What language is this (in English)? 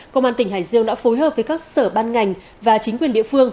Vietnamese